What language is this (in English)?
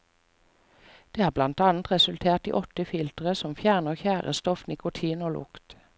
Norwegian